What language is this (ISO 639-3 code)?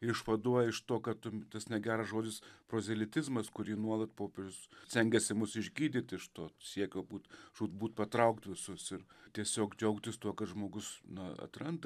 lit